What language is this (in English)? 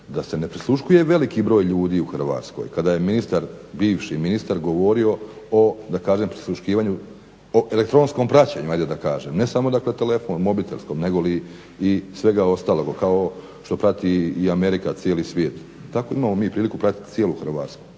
Croatian